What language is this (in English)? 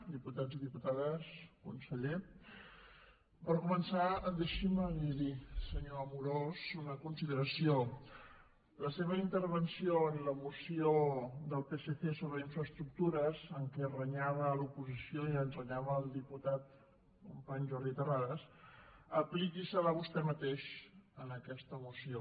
Catalan